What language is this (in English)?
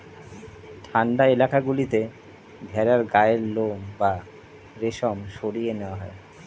Bangla